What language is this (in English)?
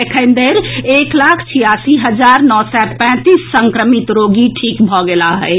Maithili